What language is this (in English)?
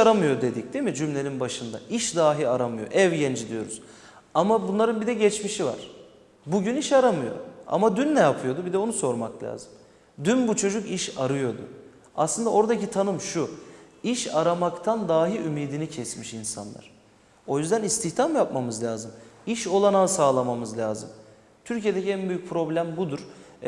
Turkish